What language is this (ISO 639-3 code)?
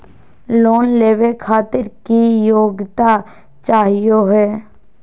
mag